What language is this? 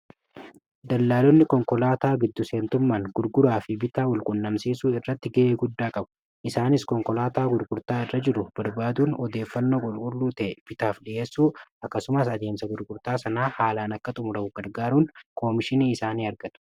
Oromo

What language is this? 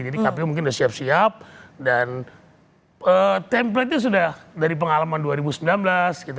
Indonesian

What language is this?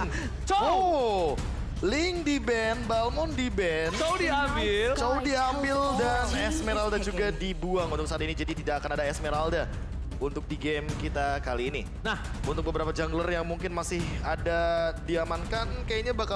Indonesian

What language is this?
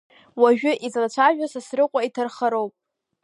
Abkhazian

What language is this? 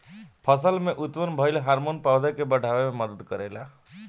Bhojpuri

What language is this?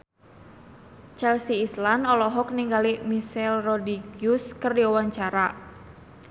Sundanese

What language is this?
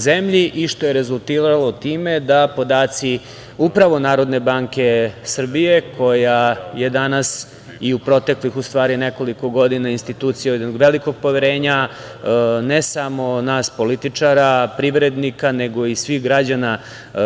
Serbian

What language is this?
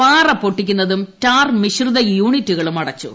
Malayalam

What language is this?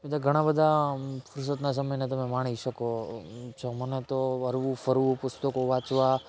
Gujarati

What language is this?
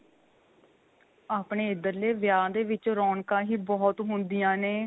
Punjabi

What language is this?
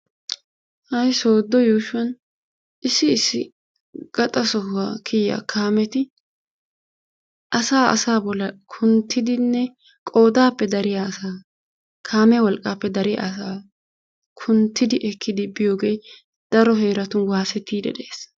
Wolaytta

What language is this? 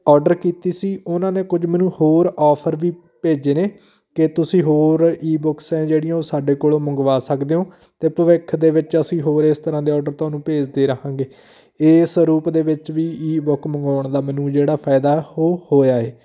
Punjabi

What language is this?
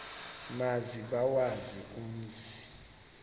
Xhosa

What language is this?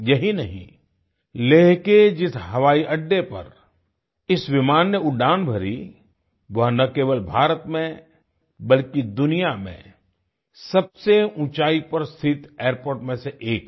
Hindi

